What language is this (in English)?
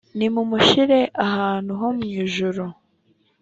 Kinyarwanda